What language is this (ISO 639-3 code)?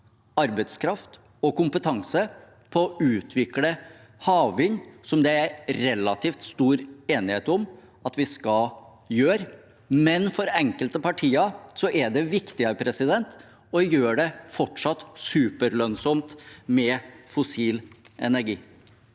nor